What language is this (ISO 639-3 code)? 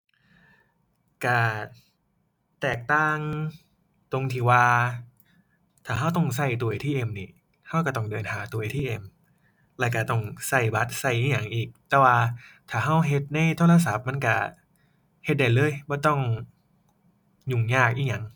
tha